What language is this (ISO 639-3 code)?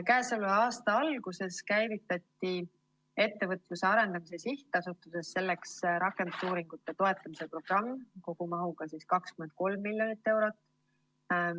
est